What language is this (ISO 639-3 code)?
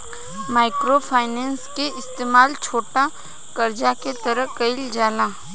bho